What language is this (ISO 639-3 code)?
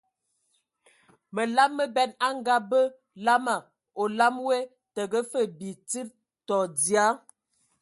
ewo